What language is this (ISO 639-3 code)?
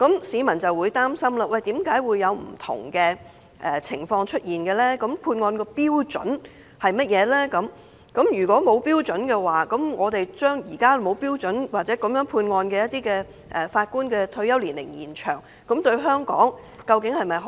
yue